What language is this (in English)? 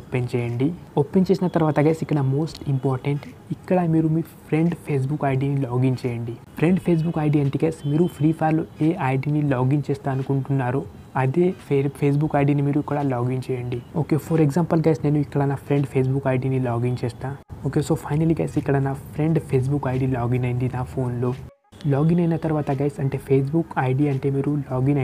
Hindi